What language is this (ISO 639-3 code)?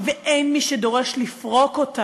heb